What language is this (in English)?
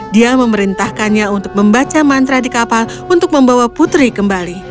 Indonesian